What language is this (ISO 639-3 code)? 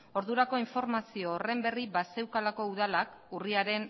eus